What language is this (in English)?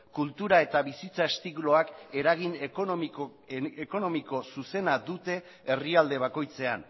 Basque